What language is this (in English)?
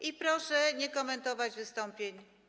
Polish